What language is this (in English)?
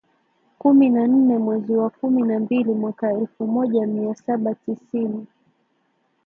Swahili